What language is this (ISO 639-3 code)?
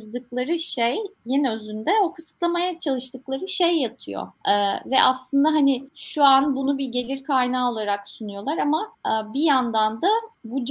tur